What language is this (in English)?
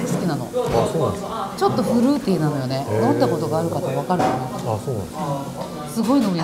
Japanese